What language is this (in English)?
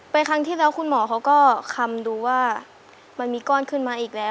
Thai